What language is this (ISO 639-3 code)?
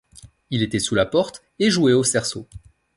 fra